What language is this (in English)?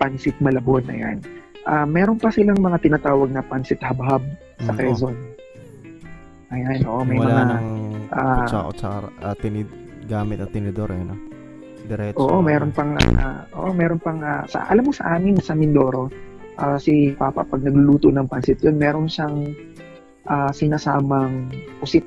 Filipino